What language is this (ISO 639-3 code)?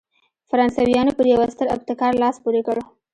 pus